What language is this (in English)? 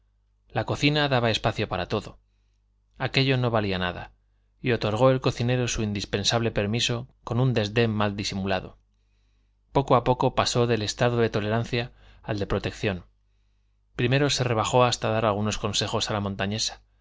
Spanish